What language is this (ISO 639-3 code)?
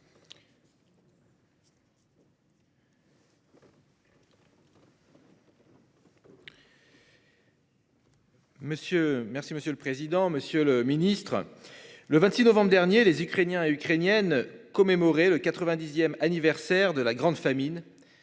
fra